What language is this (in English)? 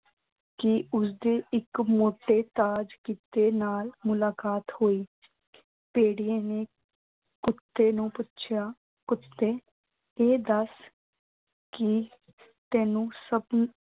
Punjabi